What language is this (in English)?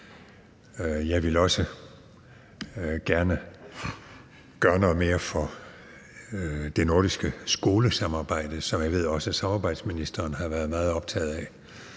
Danish